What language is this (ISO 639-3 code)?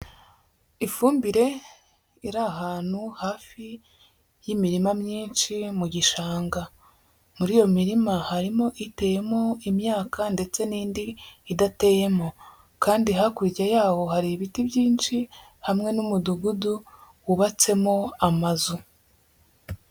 kin